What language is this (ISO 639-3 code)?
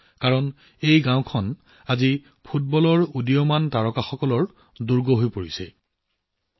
asm